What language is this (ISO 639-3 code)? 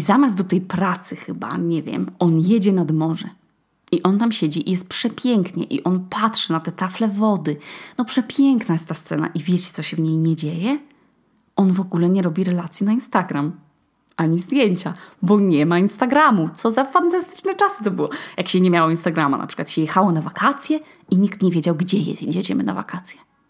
pol